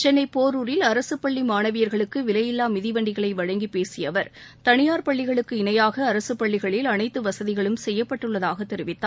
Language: Tamil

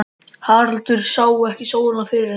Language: Icelandic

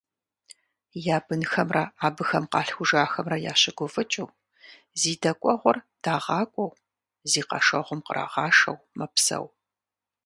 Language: Kabardian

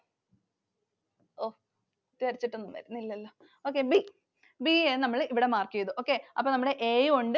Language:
Malayalam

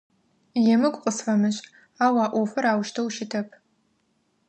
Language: Adyghe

